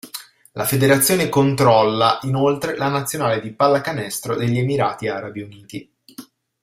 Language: Italian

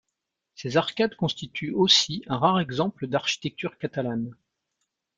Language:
French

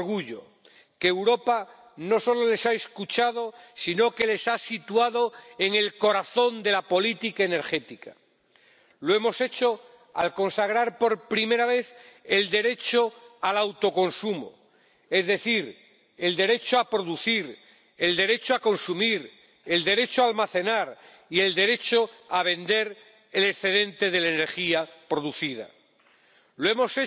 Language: Spanish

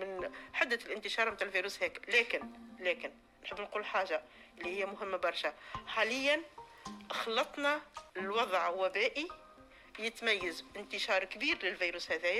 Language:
Arabic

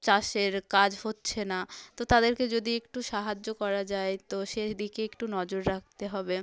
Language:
Bangla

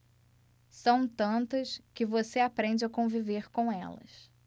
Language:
Portuguese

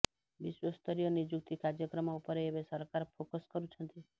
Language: Odia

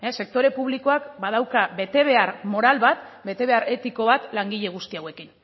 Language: Basque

